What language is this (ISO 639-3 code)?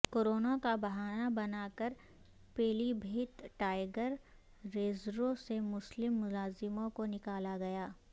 urd